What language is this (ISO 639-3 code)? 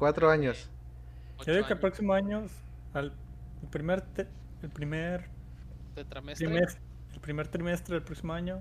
spa